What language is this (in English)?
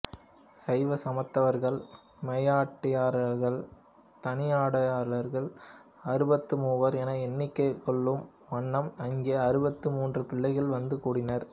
Tamil